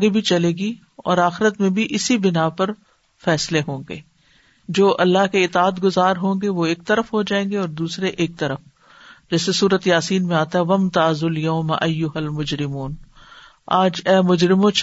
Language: Urdu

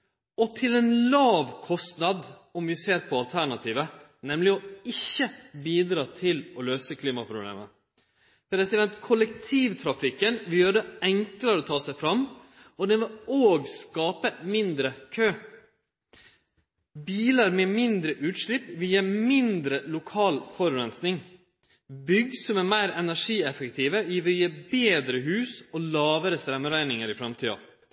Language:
Norwegian Nynorsk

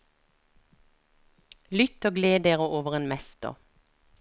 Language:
Norwegian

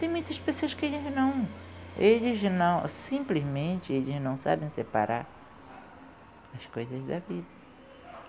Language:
Portuguese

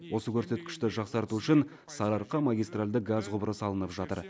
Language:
Kazakh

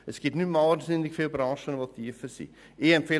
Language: Swiss German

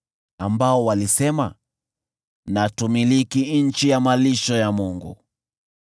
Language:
Swahili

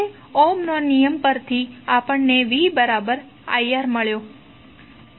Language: Gujarati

